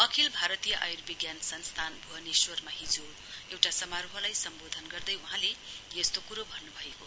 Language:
Nepali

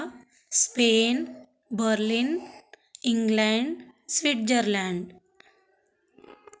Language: Sanskrit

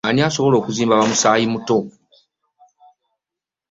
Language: Ganda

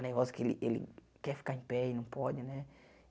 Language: Portuguese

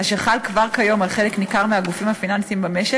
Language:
Hebrew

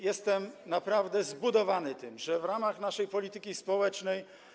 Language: Polish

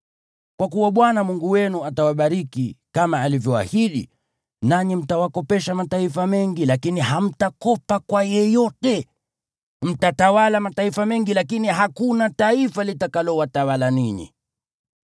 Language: Swahili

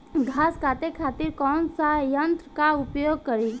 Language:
Bhojpuri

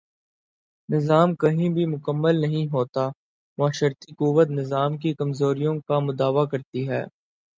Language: Urdu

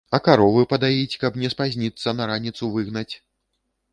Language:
Belarusian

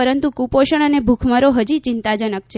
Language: Gujarati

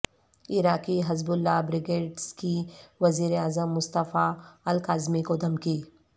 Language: Urdu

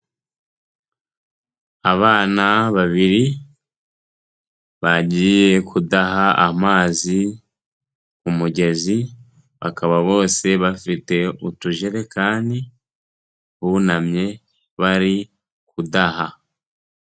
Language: Kinyarwanda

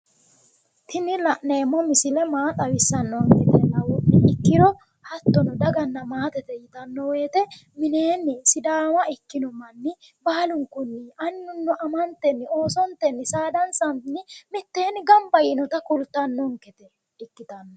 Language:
Sidamo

